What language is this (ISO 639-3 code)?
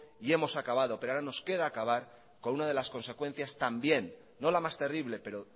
spa